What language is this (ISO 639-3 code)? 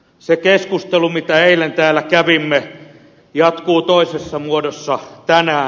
fin